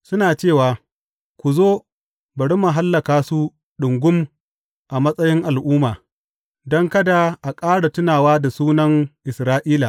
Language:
Hausa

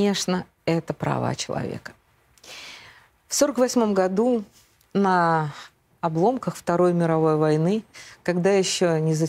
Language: Russian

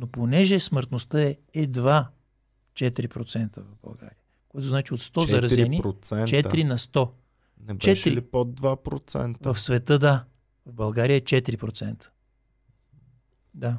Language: Bulgarian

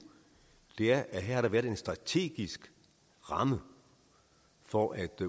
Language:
Danish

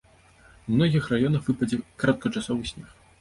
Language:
Belarusian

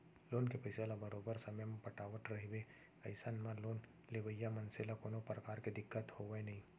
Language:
Chhattisgarhi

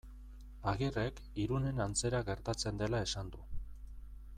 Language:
Basque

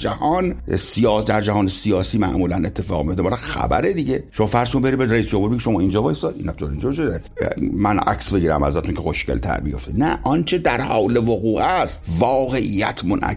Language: Persian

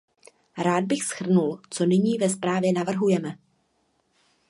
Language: Czech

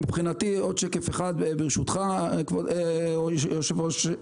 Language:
Hebrew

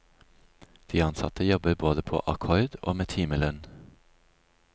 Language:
Norwegian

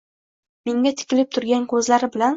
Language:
Uzbek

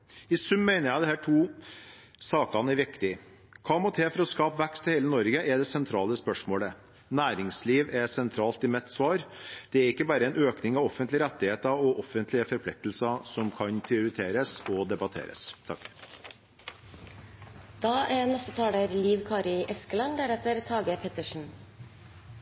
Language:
Norwegian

